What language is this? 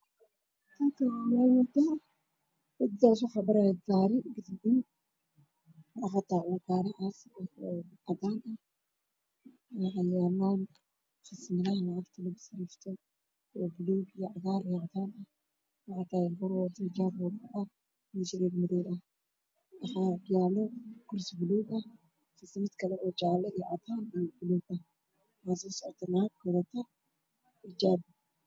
Somali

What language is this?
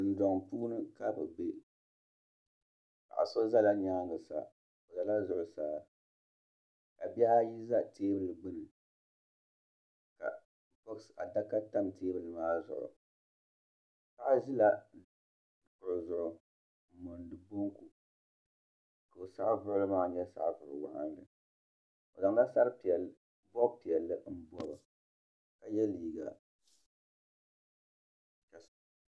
Dagbani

